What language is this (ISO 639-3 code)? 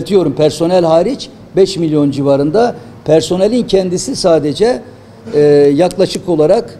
tur